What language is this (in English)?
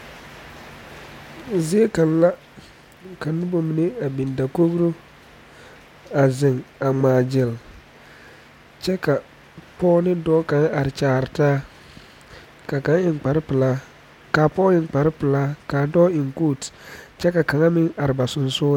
Southern Dagaare